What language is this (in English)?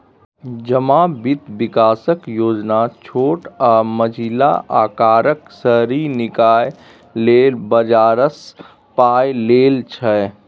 Maithili